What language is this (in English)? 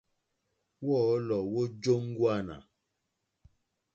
Mokpwe